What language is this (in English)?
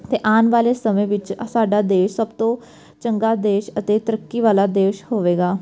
Punjabi